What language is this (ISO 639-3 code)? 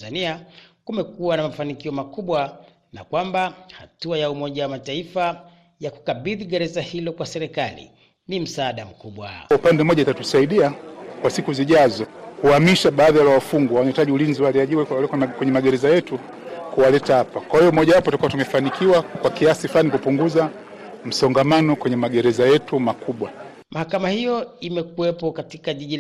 swa